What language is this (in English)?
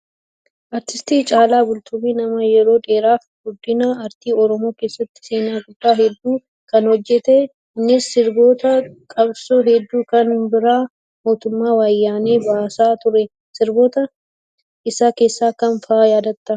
Oromo